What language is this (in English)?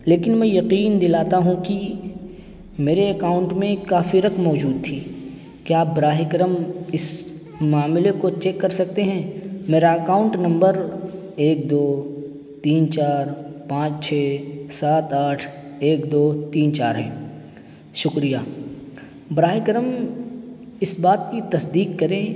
Urdu